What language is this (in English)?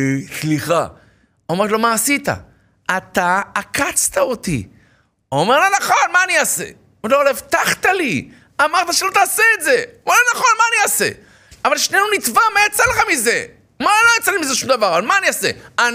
Hebrew